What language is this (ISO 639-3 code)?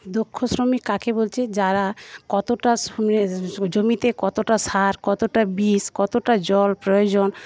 ben